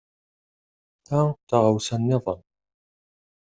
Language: Kabyle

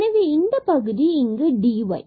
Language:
Tamil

